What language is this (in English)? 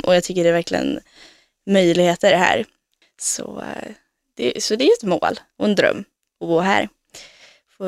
Swedish